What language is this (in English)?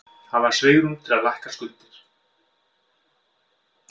Icelandic